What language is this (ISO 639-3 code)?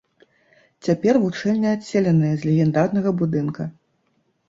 bel